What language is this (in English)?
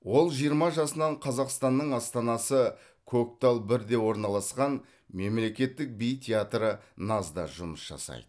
Kazakh